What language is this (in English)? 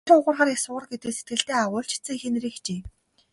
Mongolian